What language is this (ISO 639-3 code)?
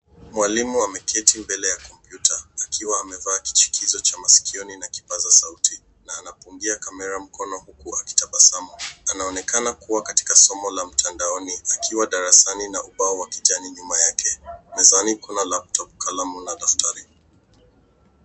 swa